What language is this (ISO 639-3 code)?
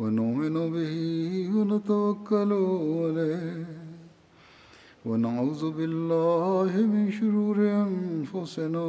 urd